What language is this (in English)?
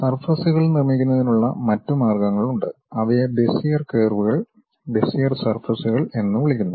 Malayalam